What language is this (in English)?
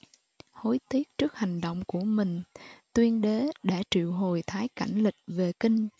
Vietnamese